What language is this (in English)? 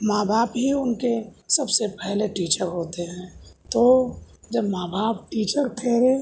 Urdu